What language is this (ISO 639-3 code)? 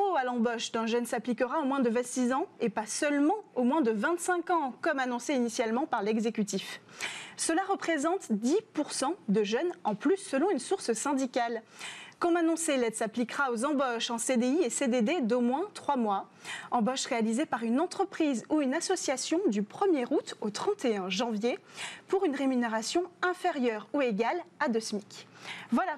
fra